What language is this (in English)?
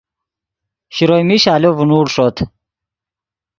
Yidgha